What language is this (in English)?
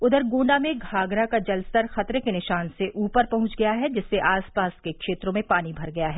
Hindi